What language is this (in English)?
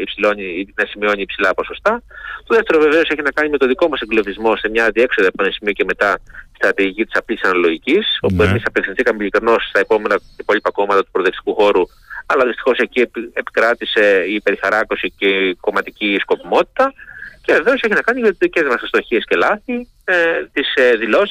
Greek